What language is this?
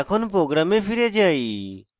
Bangla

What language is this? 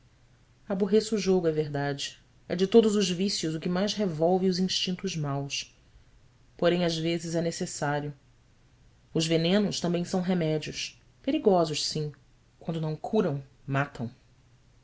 Portuguese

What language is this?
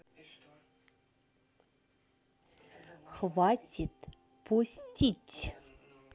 Russian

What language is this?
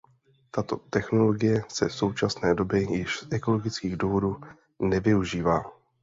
Czech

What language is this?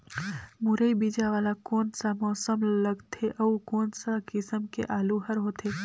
Chhattisgarhi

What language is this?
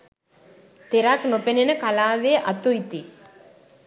Sinhala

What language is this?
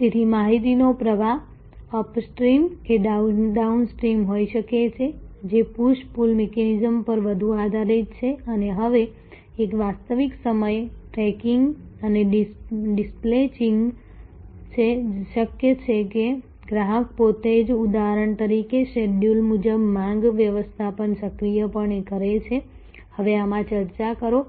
Gujarati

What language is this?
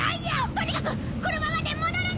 Japanese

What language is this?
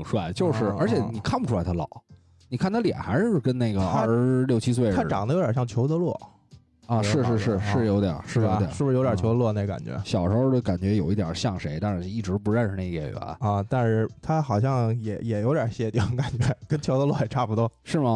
Chinese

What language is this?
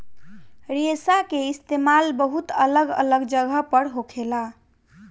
Bhojpuri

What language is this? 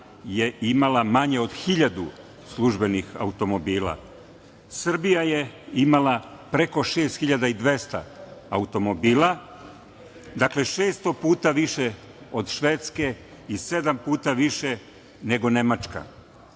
Serbian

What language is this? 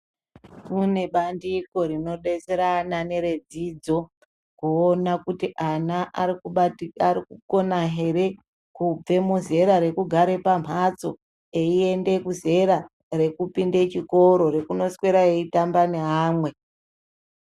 Ndau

